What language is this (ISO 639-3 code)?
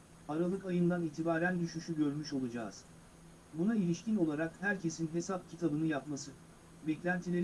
tur